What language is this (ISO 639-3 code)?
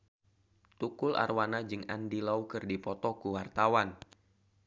sun